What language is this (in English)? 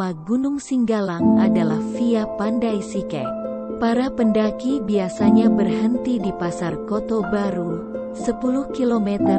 Indonesian